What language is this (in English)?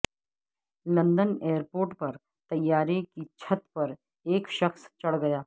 Urdu